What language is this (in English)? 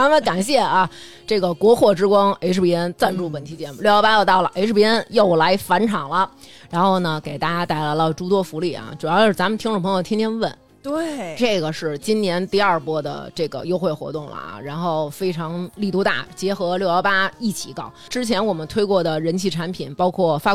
Chinese